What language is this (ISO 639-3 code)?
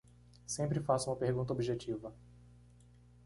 por